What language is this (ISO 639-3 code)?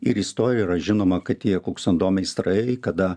lit